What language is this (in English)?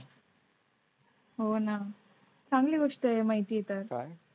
Marathi